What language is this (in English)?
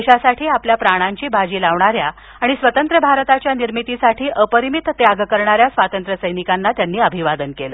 Marathi